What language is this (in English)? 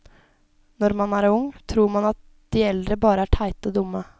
Norwegian